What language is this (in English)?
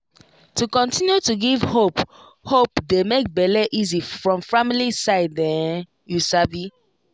Nigerian Pidgin